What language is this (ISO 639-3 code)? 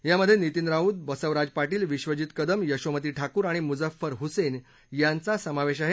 mar